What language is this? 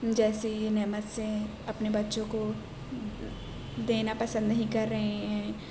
Urdu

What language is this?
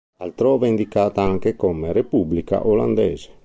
Italian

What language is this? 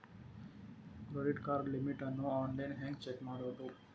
Kannada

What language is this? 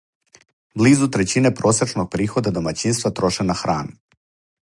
Serbian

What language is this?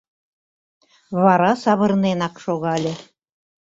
Mari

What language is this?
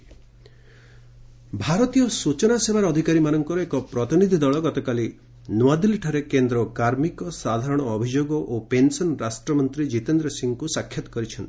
Odia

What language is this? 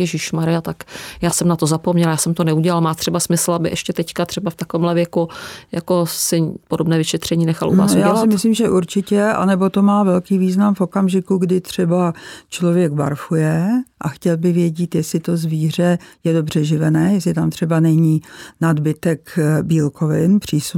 Czech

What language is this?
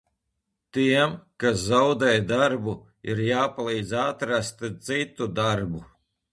Latvian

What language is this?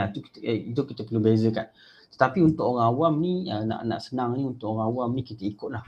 Malay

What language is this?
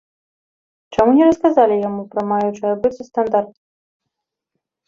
Belarusian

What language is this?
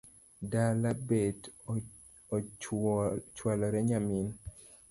Luo (Kenya and Tanzania)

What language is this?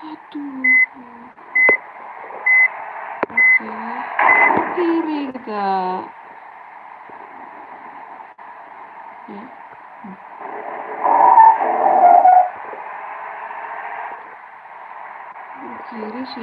Indonesian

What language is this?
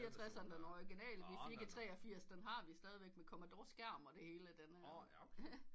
Danish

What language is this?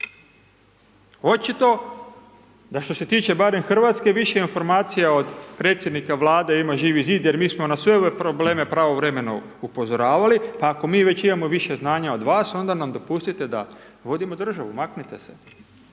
Croatian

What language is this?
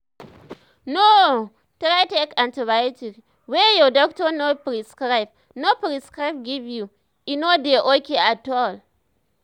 Nigerian Pidgin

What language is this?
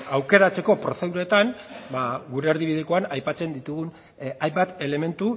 Basque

